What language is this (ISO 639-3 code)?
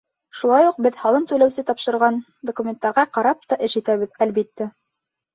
bak